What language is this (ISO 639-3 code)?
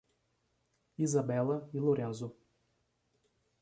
por